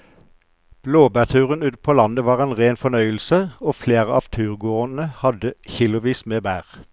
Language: Norwegian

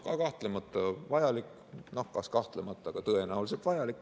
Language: Estonian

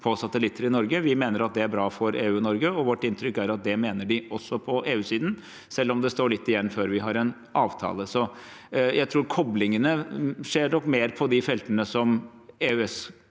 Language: Norwegian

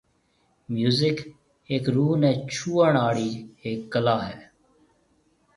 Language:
Marwari (Pakistan)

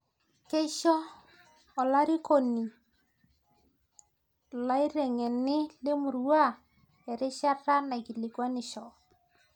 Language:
Masai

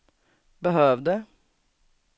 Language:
Swedish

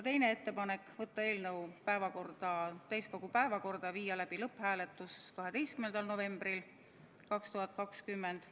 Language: Estonian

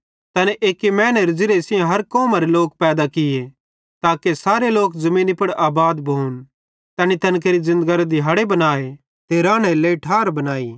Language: Bhadrawahi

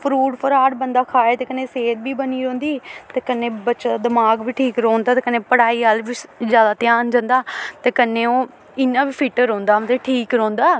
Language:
Dogri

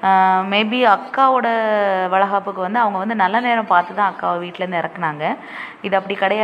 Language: Romanian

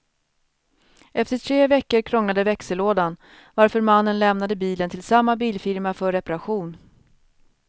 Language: Swedish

